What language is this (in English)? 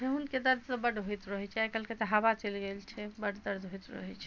Maithili